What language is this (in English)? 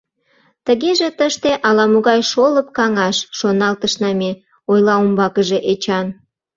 Mari